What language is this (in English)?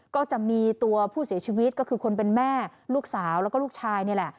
Thai